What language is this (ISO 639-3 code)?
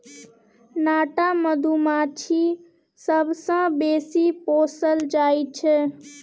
mai